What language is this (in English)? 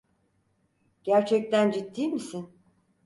Turkish